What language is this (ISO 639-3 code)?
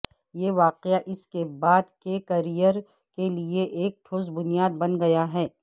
urd